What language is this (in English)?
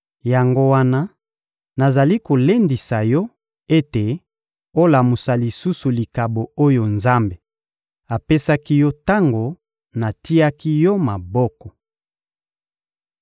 Lingala